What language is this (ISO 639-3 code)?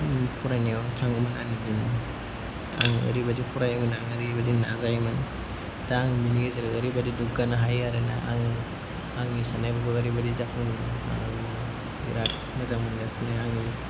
brx